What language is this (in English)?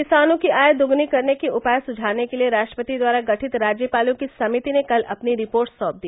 Hindi